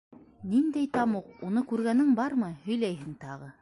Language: Bashkir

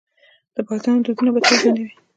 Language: Pashto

